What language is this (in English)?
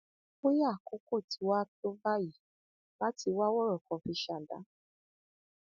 Yoruba